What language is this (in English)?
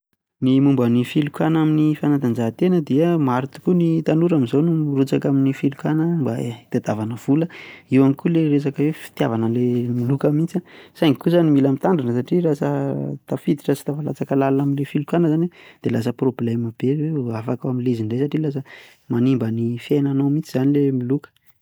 Malagasy